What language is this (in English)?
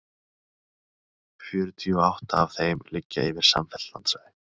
Icelandic